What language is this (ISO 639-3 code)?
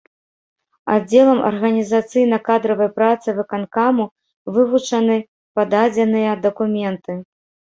bel